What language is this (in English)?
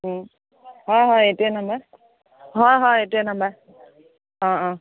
Assamese